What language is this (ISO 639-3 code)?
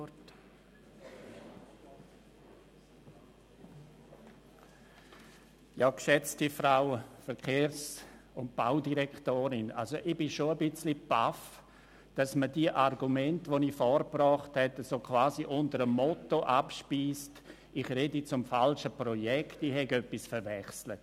gsw